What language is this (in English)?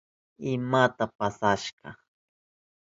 Southern Pastaza Quechua